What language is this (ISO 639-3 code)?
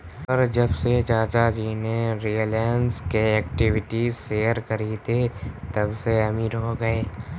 hin